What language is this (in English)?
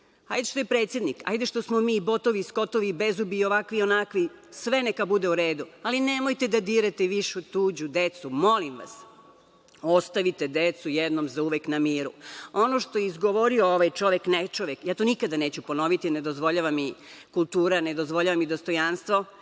Serbian